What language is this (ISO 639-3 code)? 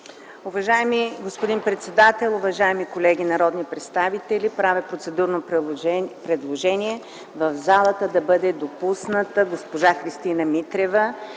bul